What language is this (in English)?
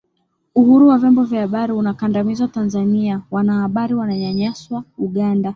Swahili